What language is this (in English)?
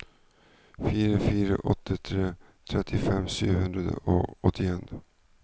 Norwegian